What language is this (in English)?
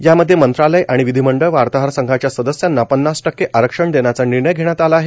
Marathi